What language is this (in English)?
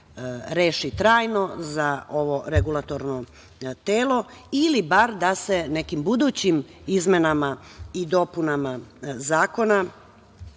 Serbian